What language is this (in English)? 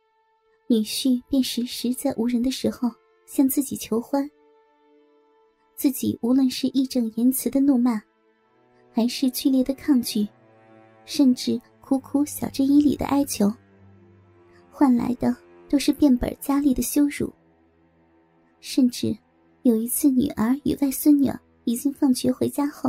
Chinese